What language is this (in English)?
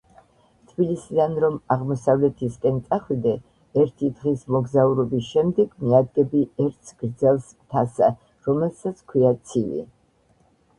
Georgian